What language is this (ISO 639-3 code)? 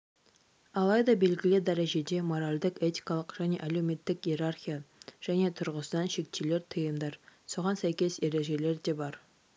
kaz